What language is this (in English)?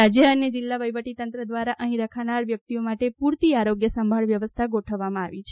Gujarati